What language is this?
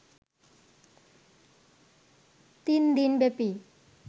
Bangla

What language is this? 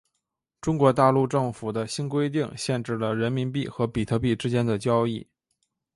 Chinese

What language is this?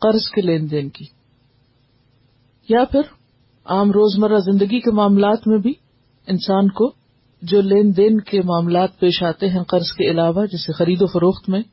Urdu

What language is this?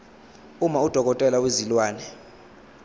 Zulu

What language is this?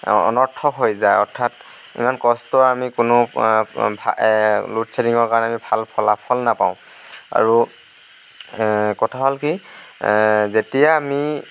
Assamese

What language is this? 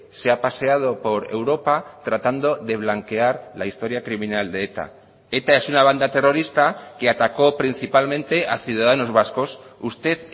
Spanish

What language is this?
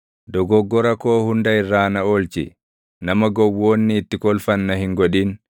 Oromo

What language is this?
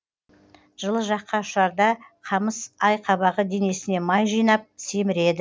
Kazakh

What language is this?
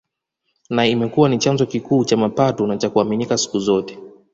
Swahili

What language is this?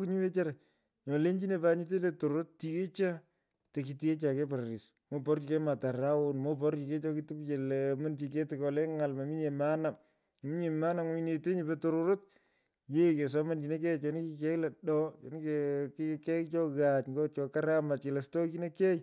Pökoot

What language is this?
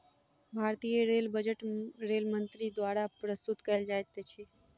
Maithili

